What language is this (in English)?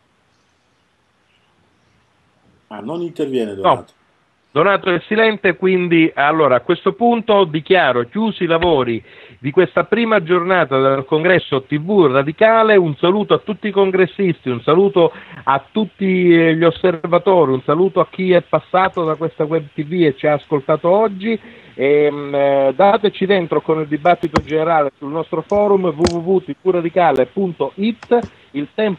Italian